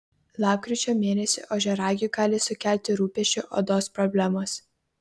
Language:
Lithuanian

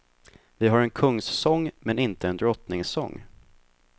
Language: Swedish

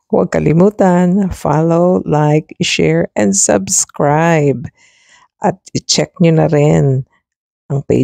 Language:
Filipino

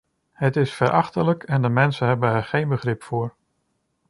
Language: Dutch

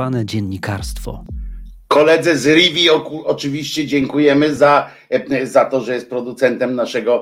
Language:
Polish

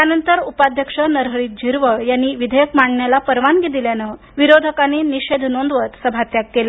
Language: Marathi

